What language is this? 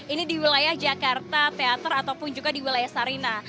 Indonesian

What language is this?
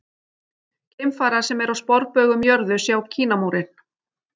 Icelandic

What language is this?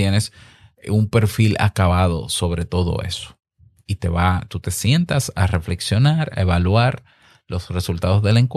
Spanish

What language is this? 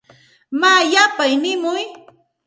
Santa Ana de Tusi Pasco Quechua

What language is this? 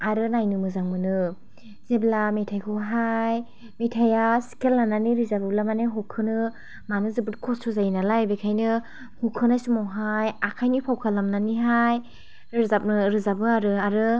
Bodo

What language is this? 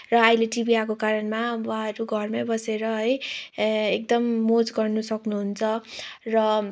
Nepali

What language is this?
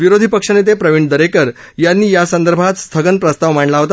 Marathi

